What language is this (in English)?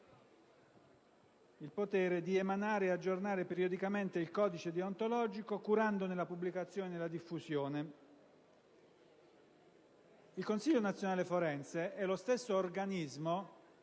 Italian